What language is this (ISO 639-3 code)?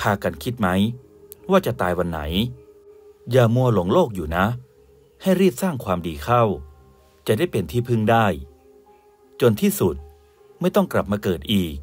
tha